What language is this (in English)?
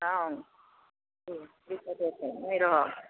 Maithili